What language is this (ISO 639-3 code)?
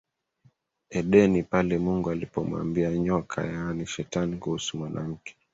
swa